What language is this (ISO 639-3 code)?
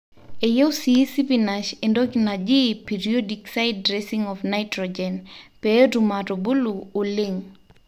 mas